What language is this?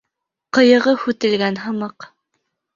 Bashkir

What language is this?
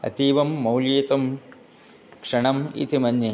Sanskrit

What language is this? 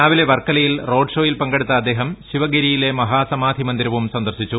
Malayalam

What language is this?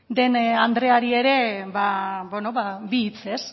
Basque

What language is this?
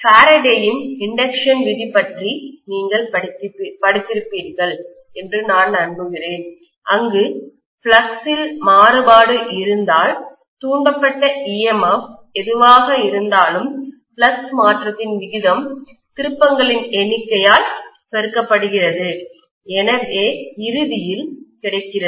Tamil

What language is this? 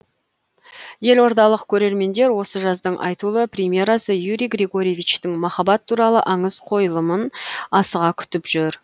Kazakh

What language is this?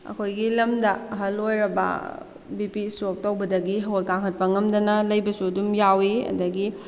Manipuri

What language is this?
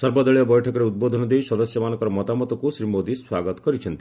Odia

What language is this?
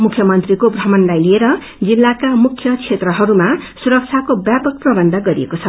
Nepali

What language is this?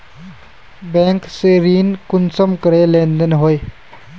Magahi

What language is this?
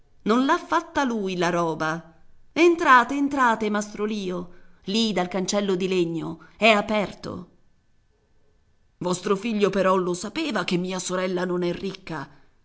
Italian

